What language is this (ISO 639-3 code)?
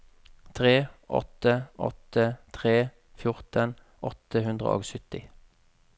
nor